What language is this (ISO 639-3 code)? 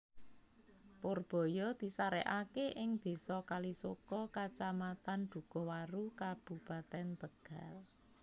jav